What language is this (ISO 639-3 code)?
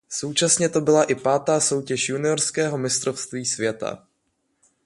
ces